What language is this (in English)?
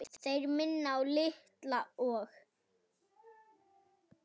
Icelandic